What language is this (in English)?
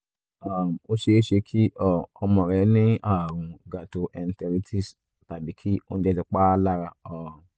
Yoruba